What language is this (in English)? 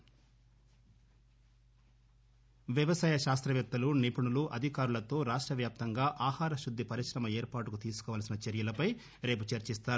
Telugu